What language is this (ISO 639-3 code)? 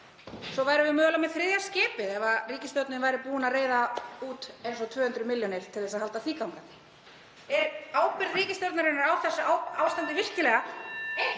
isl